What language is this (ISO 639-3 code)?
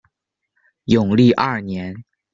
zho